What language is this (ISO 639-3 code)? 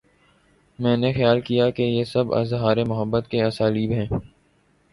urd